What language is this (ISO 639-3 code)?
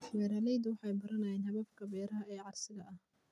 som